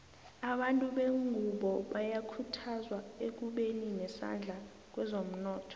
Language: South Ndebele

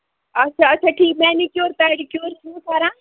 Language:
Kashmiri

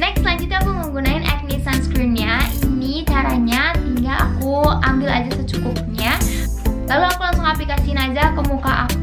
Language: Indonesian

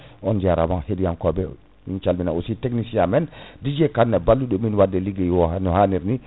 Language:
Fula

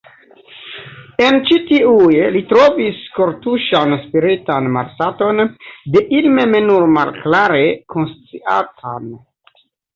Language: Esperanto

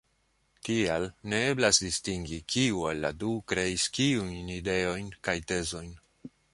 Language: Esperanto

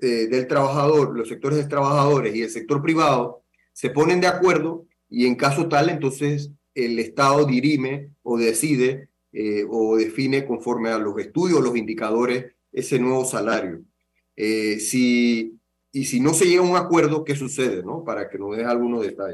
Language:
Spanish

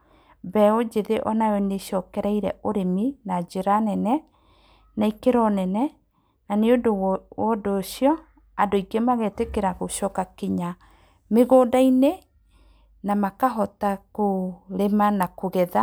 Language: Kikuyu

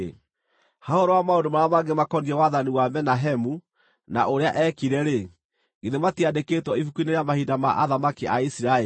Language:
Kikuyu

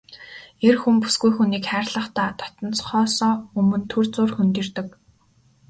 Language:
Mongolian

